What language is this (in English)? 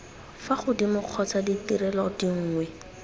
Tswana